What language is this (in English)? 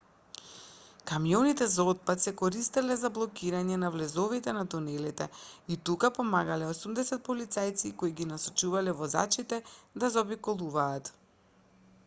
Macedonian